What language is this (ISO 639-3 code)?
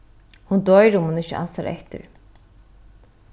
fao